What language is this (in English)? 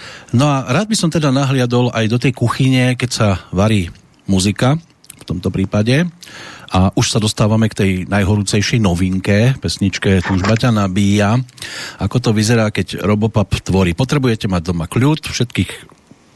Slovak